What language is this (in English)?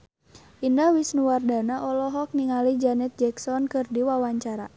Sundanese